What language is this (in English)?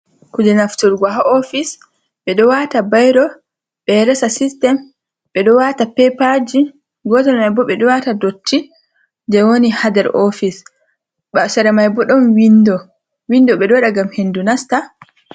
Fula